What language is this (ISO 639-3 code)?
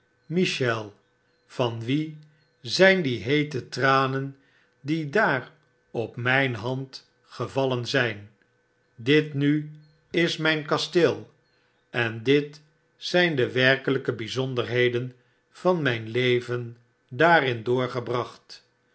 nld